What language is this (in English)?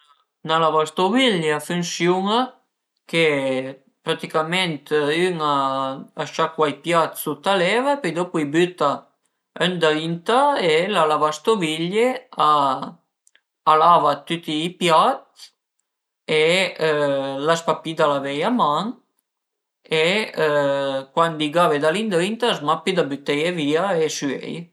Piedmontese